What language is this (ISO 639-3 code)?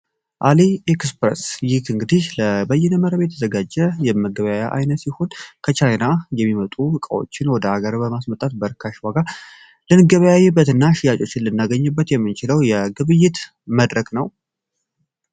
amh